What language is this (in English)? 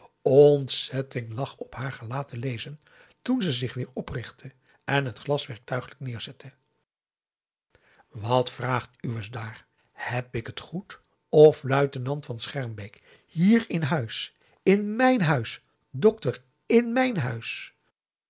Dutch